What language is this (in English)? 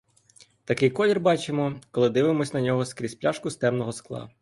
Ukrainian